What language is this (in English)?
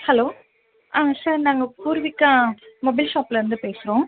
Tamil